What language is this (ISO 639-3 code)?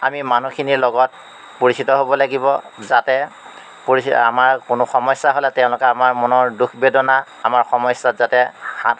asm